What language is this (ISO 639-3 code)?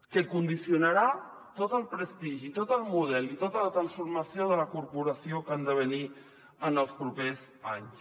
cat